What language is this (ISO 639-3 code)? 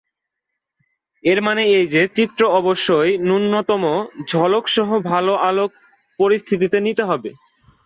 ben